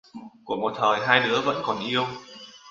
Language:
Vietnamese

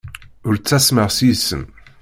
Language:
Kabyle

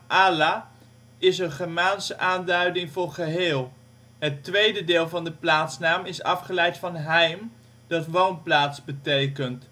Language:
Dutch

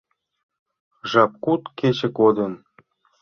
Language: Mari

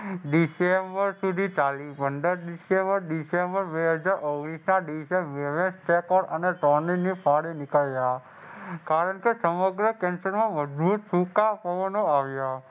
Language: Gujarati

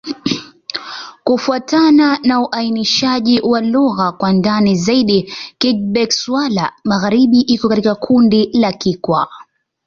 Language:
Swahili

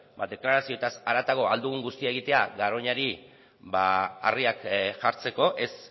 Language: Basque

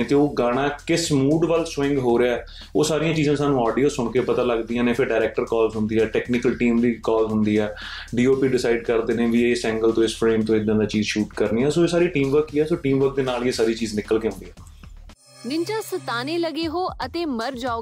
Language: Punjabi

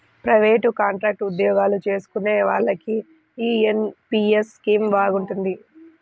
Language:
Telugu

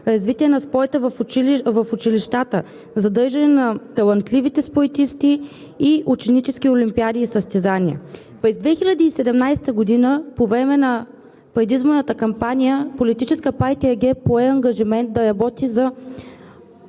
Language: Bulgarian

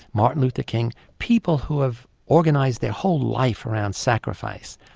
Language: English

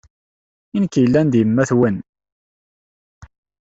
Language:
Kabyle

